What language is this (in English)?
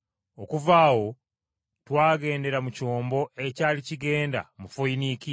Ganda